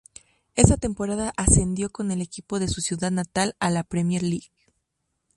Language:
Spanish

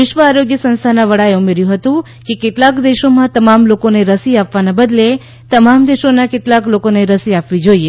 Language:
Gujarati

